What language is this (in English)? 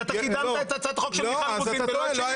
Hebrew